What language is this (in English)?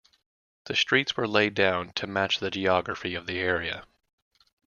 English